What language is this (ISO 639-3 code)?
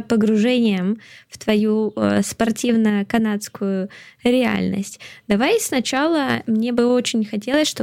rus